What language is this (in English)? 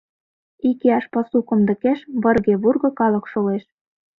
Mari